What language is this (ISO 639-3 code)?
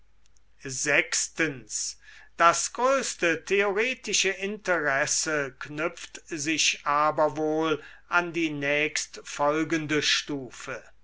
deu